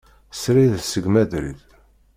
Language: Kabyle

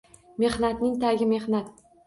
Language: Uzbek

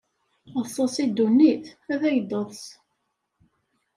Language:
Kabyle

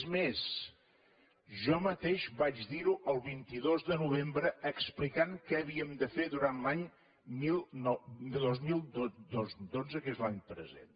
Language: Catalan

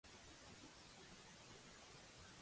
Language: Catalan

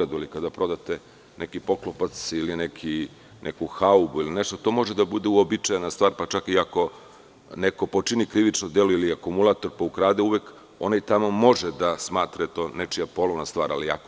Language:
Serbian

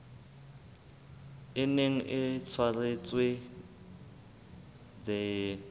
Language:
Southern Sotho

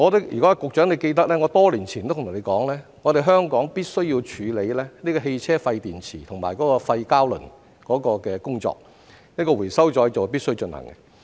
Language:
Cantonese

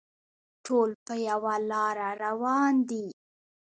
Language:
Pashto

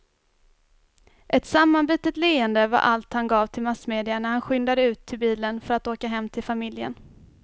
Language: Swedish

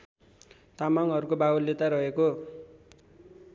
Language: Nepali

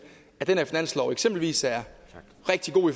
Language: Danish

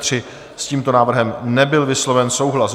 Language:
Czech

